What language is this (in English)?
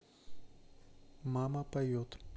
Russian